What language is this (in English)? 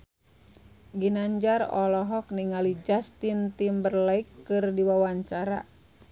Sundanese